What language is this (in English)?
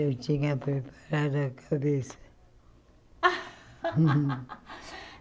Portuguese